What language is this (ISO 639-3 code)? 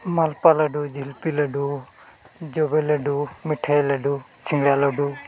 sat